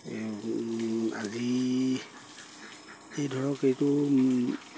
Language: Assamese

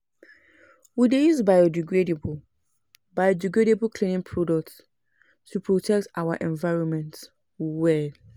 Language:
Nigerian Pidgin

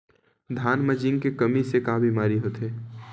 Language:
Chhattisgarhi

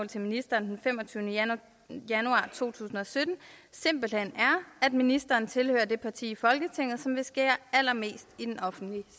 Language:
Danish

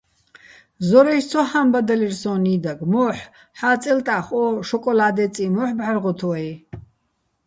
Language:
Bats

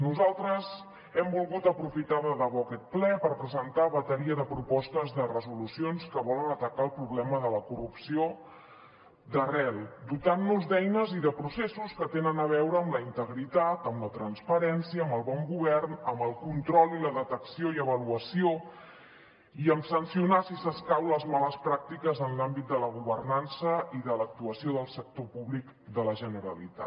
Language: Catalan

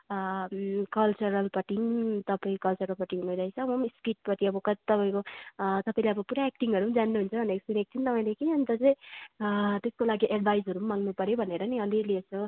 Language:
Nepali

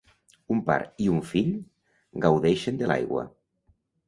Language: Catalan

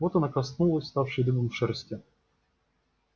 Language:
Russian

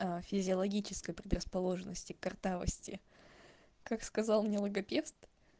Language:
Russian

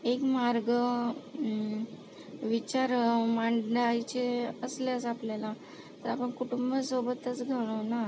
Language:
Marathi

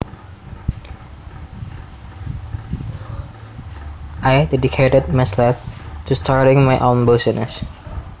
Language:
Javanese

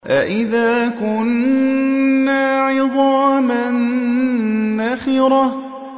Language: Arabic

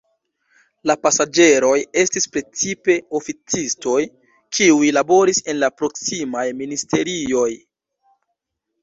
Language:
Esperanto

